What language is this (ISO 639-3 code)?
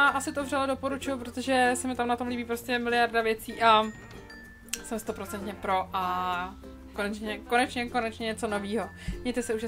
ces